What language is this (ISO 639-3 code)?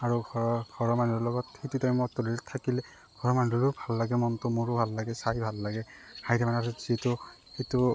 asm